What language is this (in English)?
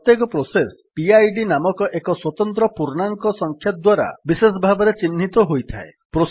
Odia